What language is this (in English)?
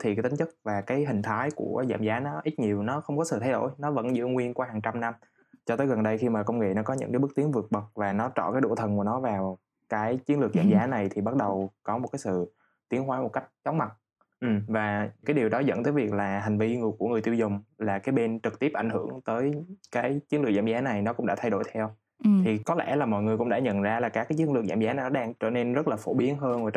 Vietnamese